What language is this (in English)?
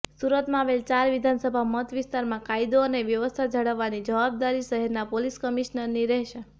Gujarati